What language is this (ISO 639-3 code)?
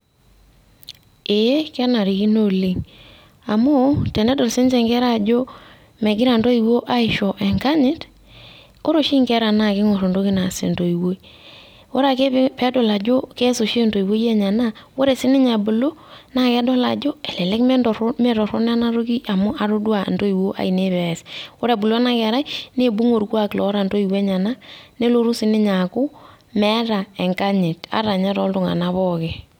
mas